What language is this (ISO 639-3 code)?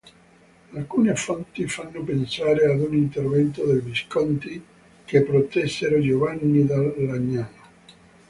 ita